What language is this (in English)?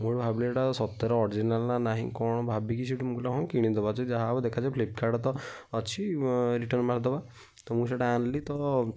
Odia